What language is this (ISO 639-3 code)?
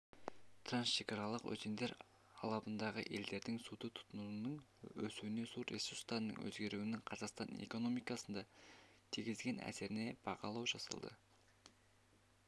kaz